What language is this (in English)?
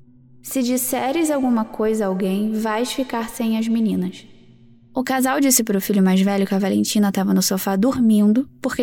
Portuguese